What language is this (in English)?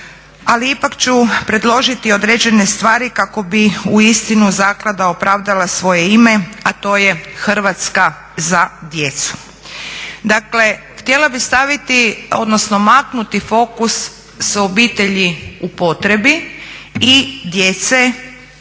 Croatian